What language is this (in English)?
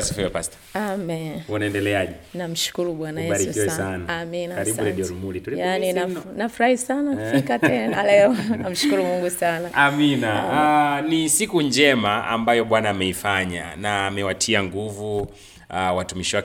Swahili